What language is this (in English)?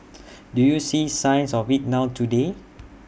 English